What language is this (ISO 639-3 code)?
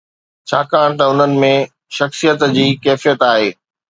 snd